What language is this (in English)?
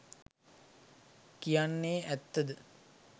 Sinhala